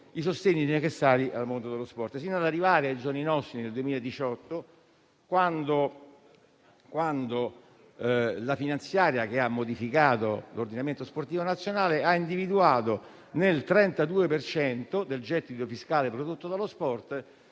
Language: Italian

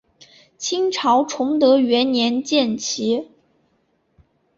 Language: Chinese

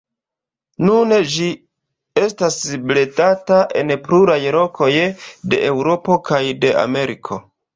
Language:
Esperanto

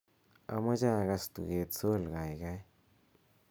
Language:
Kalenjin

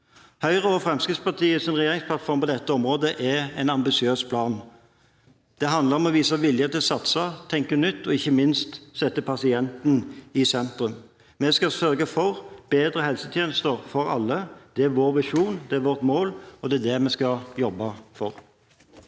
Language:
Norwegian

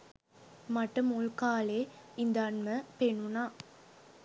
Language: Sinhala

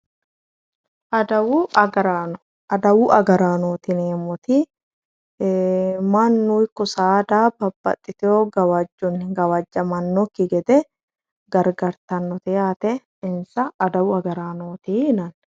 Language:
Sidamo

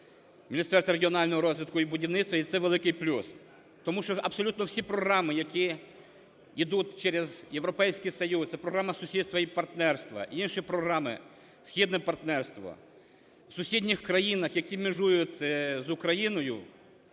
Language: Ukrainian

